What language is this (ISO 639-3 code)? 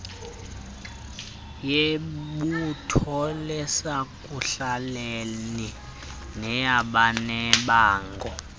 xho